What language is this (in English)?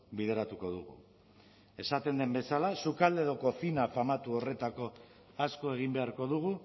Basque